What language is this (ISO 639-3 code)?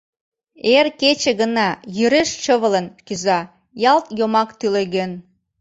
chm